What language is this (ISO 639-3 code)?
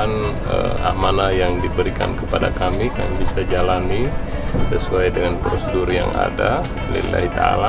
ind